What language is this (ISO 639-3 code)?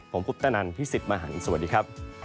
tha